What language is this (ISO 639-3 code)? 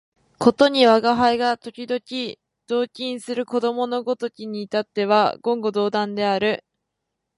jpn